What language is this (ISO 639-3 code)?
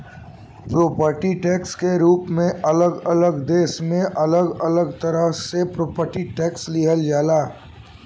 bho